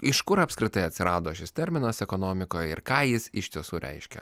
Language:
Lithuanian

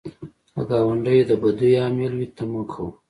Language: Pashto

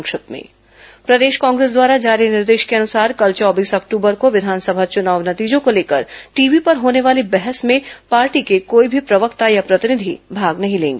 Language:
Hindi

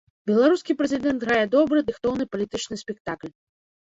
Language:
Belarusian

